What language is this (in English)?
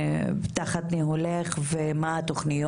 Hebrew